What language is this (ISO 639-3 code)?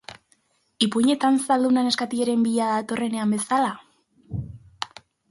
eus